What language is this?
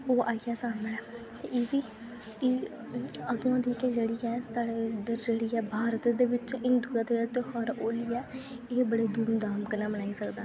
Dogri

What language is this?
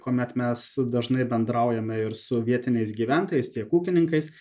Lithuanian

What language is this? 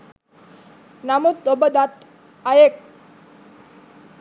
Sinhala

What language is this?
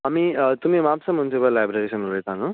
Konkani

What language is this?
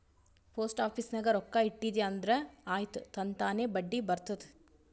Kannada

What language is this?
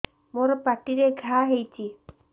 Odia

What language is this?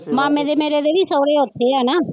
Punjabi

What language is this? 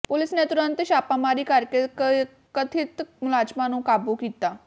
Punjabi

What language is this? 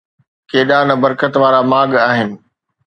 Sindhi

